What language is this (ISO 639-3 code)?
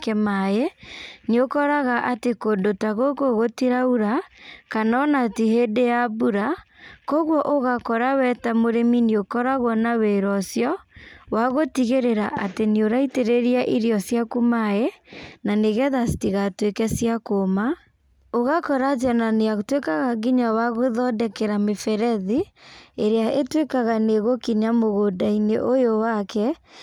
kik